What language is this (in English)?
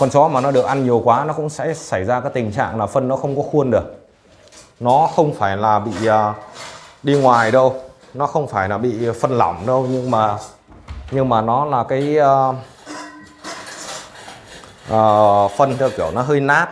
Vietnamese